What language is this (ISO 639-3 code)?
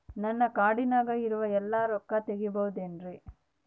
kan